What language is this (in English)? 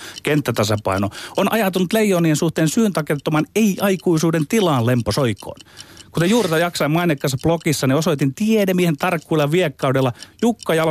Finnish